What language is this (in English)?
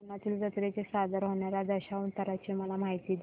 Marathi